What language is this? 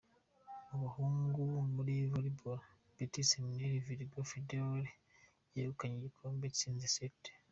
Kinyarwanda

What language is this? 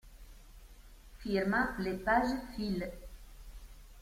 Italian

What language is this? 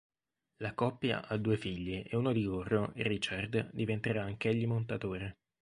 Italian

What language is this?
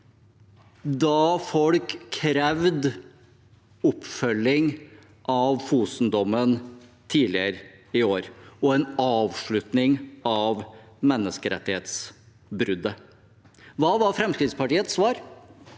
Norwegian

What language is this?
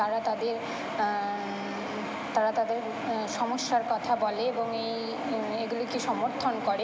Bangla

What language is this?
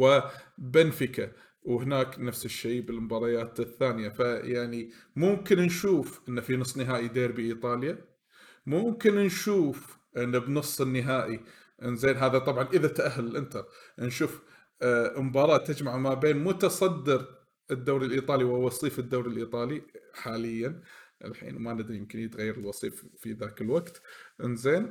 Arabic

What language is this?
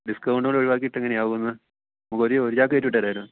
Malayalam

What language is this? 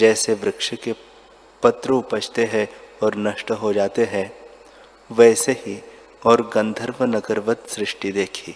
Hindi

